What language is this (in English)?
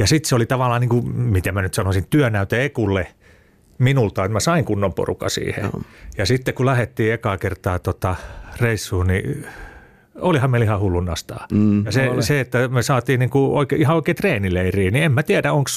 Finnish